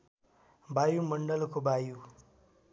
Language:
Nepali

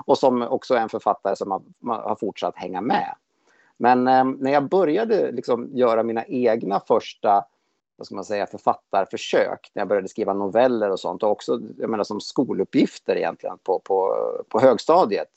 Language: Swedish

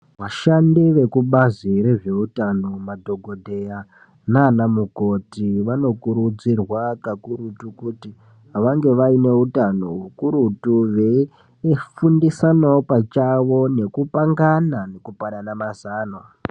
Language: Ndau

